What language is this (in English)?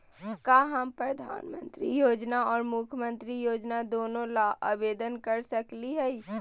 Magahi